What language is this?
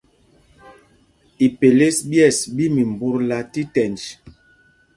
Mpumpong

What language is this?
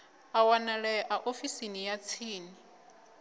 Venda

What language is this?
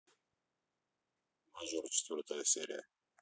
Russian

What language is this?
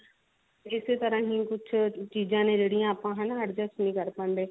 Punjabi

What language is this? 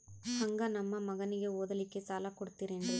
Kannada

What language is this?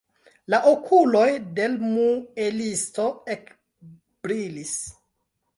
Esperanto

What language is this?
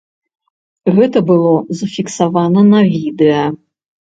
Belarusian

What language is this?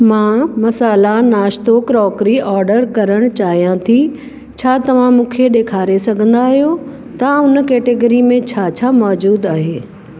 Sindhi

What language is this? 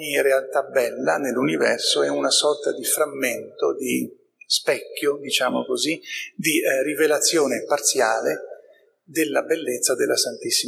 Italian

